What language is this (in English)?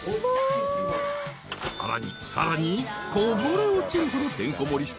Japanese